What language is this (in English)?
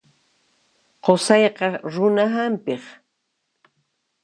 Puno Quechua